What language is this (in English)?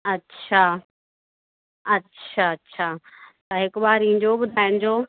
Sindhi